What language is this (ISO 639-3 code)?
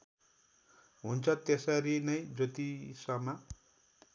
nep